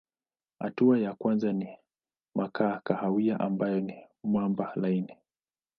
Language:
Swahili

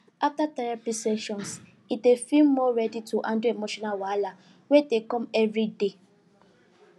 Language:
Nigerian Pidgin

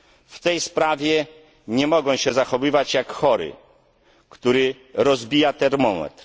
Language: Polish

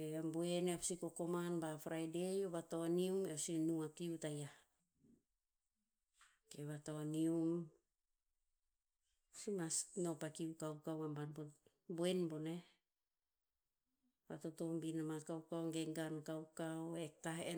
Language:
Tinputz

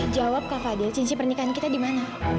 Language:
Indonesian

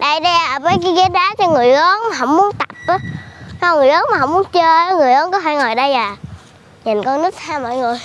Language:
Vietnamese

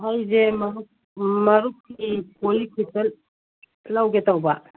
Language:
Manipuri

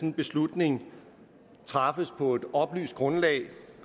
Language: Danish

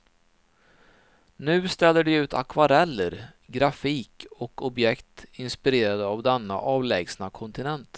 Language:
Swedish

